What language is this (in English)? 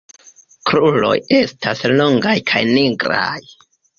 Esperanto